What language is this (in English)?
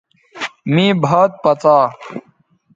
Bateri